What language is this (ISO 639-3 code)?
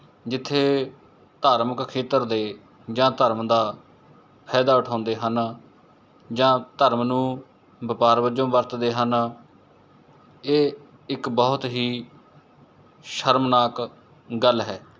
pan